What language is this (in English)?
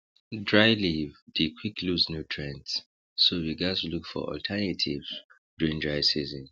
Nigerian Pidgin